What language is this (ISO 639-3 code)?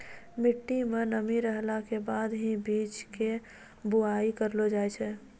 mai